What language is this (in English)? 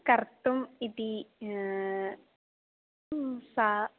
Sanskrit